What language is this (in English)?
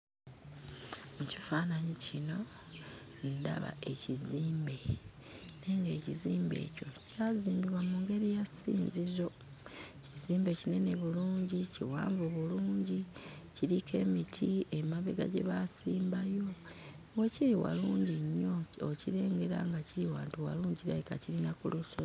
Ganda